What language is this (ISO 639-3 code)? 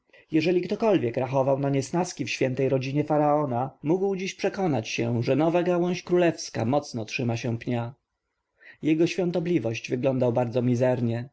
pol